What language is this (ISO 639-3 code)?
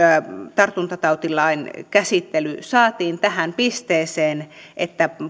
fin